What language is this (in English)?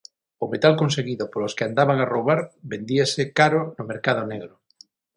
Galician